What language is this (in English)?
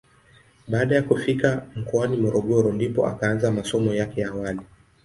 Swahili